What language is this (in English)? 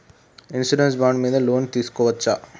Telugu